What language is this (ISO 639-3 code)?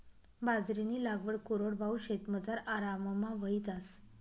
mar